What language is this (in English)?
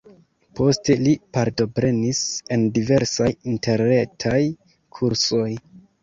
Esperanto